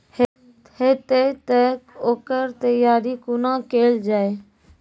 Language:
Maithili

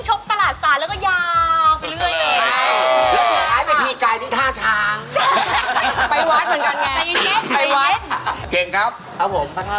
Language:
Thai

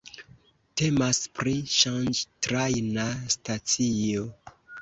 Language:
Esperanto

